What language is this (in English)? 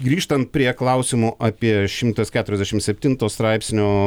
Lithuanian